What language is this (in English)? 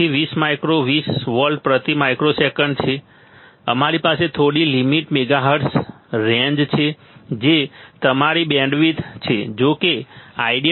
Gujarati